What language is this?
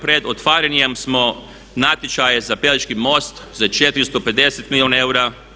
Croatian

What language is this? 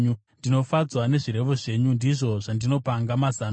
Shona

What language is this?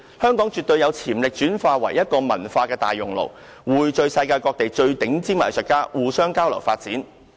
Cantonese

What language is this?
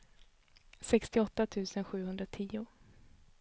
Swedish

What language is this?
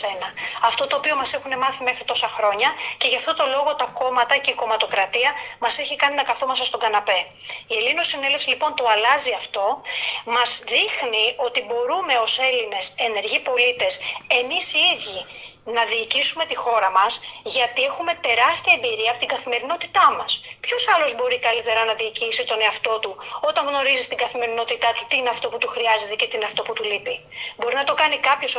Greek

